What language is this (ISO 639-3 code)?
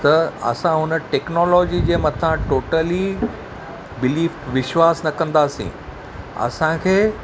snd